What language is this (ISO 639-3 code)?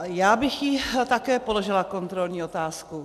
ces